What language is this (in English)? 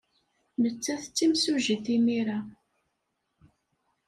Kabyle